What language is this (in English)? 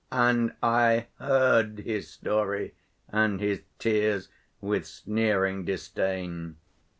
English